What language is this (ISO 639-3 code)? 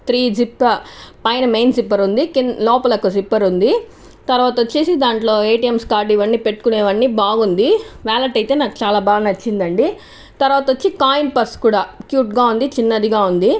tel